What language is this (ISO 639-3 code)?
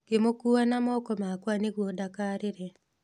kik